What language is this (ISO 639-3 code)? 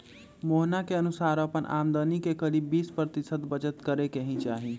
mag